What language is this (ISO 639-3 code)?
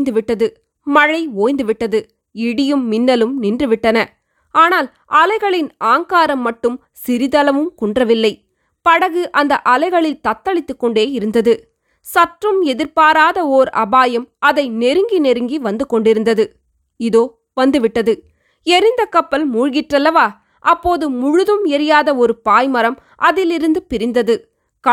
tam